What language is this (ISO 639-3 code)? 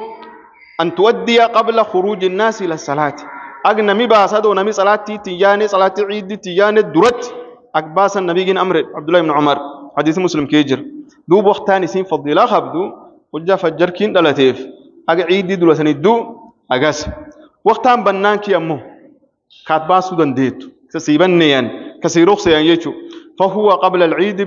ara